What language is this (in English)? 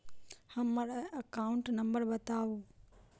Maithili